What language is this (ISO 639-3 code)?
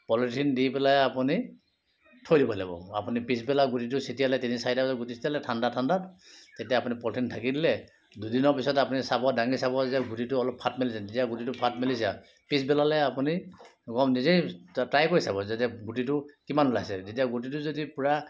asm